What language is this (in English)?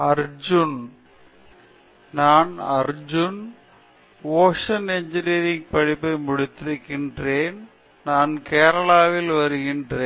Tamil